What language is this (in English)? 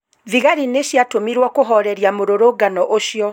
Kikuyu